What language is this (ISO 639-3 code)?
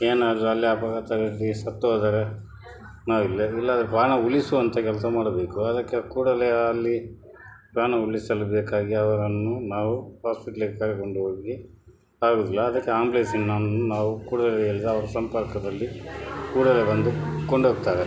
kan